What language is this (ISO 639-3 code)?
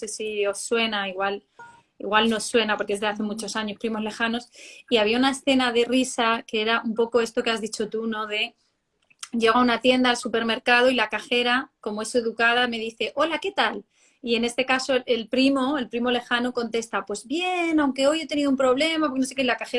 spa